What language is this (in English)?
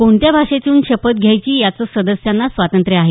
Marathi